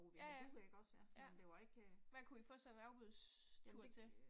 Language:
Danish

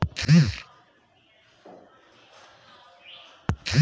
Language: Bhojpuri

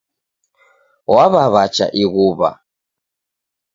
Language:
Taita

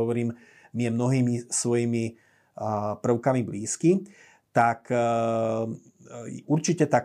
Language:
Slovak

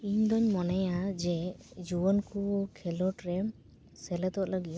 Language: Santali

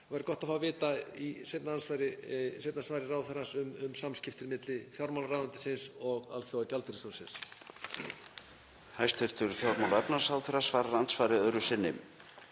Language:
Icelandic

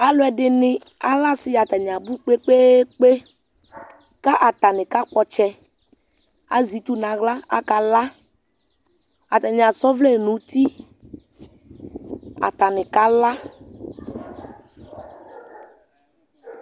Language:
Ikposo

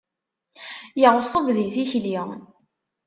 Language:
Kabyle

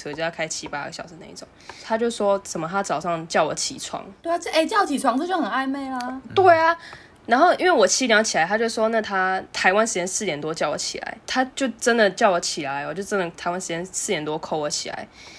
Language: Chinese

